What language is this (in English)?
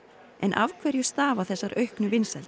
Icelandic